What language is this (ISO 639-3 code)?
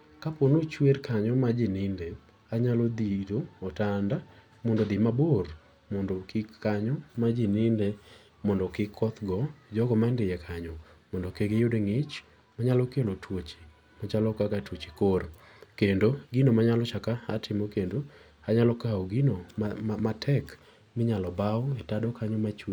luo